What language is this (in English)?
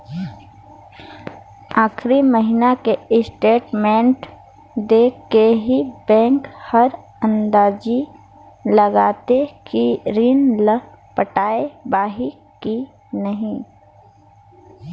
Chhattisgarhi